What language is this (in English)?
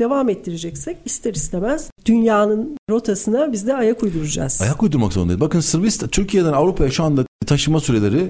Turkish